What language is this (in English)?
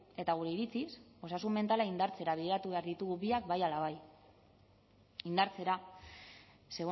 Basque